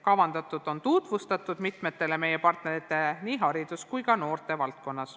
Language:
Estonian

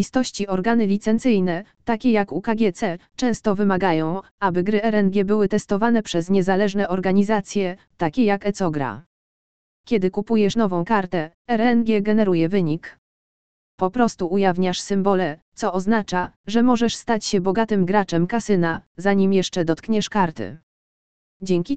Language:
Polish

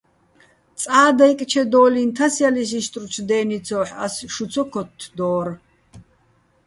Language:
Bats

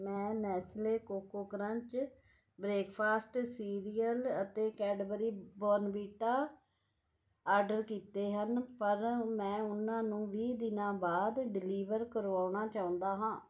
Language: Punjabi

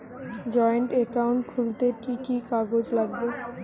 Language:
Bangla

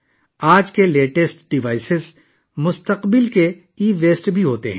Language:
Urdu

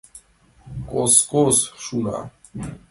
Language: Mari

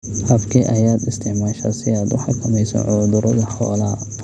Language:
Somali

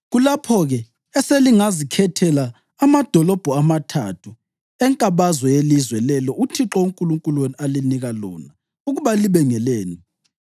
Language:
North Ndebele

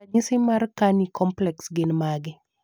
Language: Luo (Kenya and Tanzania)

